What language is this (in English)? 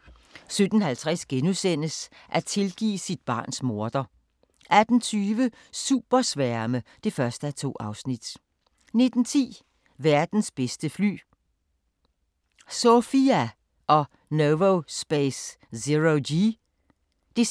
Danish